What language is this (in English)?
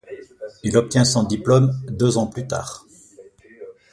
French